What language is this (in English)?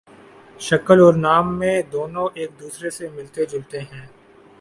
Urdu